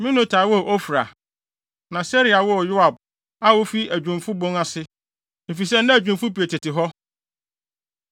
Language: Akan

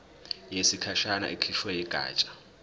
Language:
Zulu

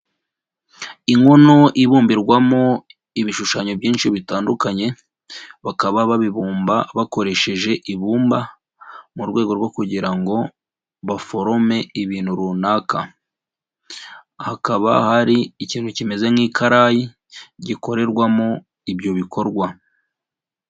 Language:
Kinyarwanda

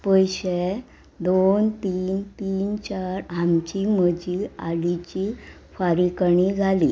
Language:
Konkani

